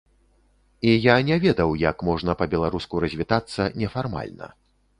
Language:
Belarusian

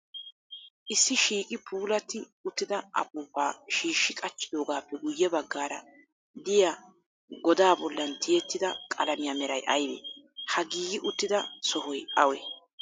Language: Wolaytta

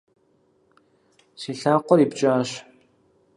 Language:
Kabardian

